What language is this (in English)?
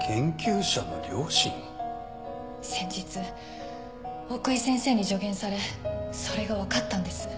Japanese